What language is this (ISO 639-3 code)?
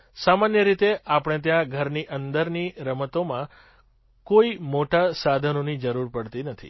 guj